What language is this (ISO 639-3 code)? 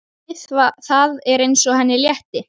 isl